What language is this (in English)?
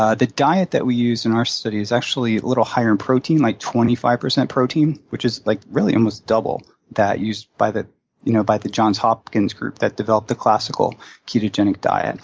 English